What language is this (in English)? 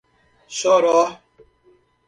Portuguese